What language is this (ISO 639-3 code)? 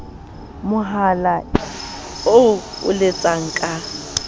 sot